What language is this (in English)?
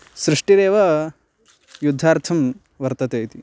Sanskrit